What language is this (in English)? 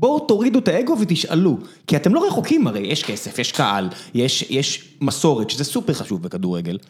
Hebrew